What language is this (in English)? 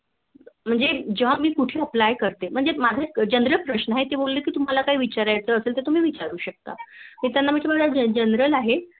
Marathi